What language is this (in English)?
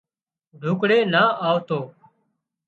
Wadiyara Koli